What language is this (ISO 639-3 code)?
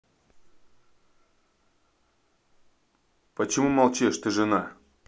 rus